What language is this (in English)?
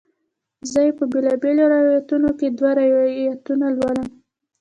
Pashto